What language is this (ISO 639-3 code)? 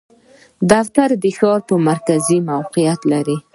pus